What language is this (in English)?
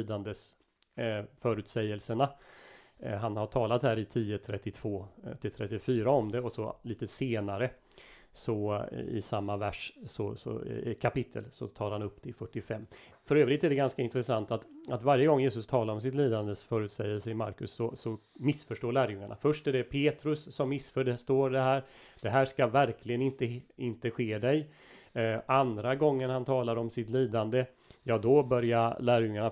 Swedish